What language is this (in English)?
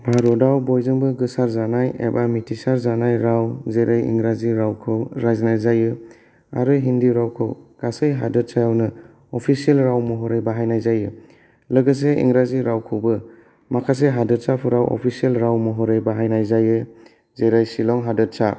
Bodo